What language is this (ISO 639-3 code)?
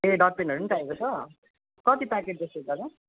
nep